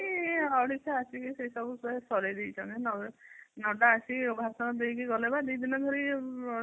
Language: Odia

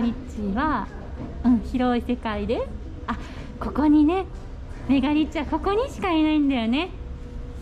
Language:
Japanese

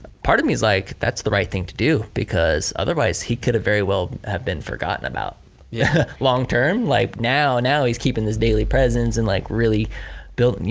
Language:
English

